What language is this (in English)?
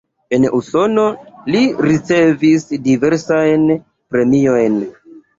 Esperanto